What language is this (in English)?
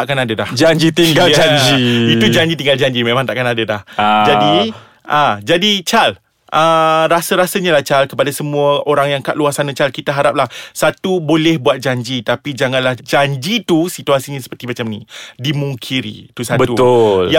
Malay